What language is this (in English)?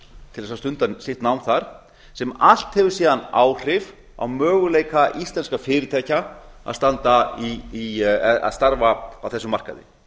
Icelandic